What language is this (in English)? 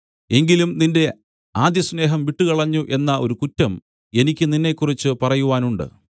Malayalam